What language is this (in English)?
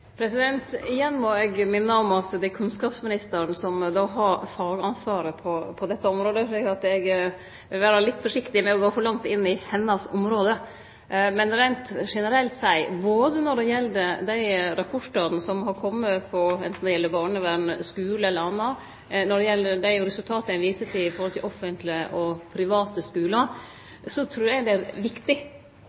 Norwegian Nynorsk